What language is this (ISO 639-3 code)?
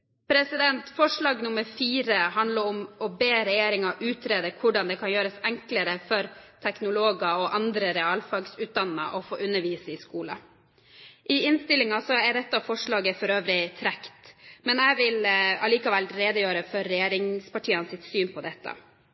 nob